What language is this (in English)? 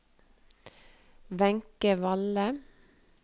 Norwegian